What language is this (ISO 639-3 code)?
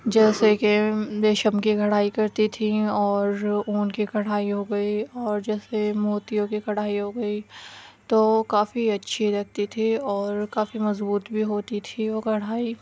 urd